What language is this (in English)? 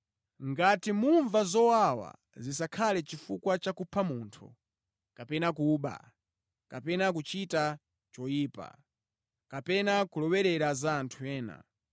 Nyanja